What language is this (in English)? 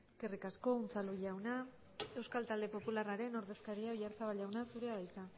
Basque